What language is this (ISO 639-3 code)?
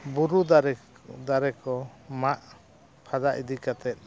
sat